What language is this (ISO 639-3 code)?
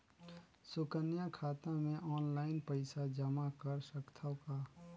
hne